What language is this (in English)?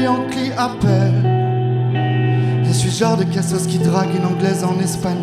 French